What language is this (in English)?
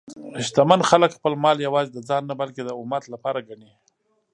Pashto